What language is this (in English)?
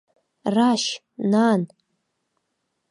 Abkhazian